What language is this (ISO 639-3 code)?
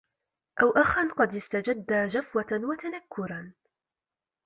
ara